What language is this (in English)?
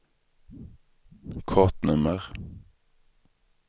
Swedish